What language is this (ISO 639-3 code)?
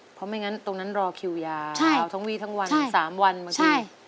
tha